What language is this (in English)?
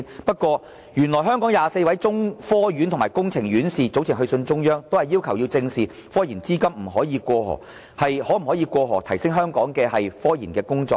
Cantonese